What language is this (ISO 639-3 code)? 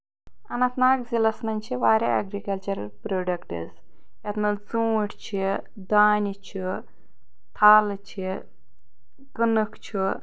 kas